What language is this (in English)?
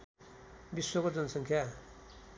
Nepali